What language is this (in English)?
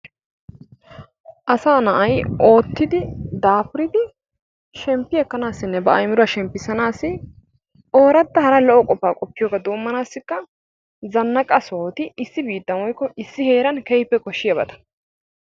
Wolaytta